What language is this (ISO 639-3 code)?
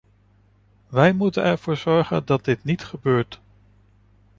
nld